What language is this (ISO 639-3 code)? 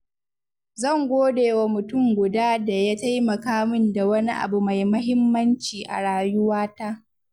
hau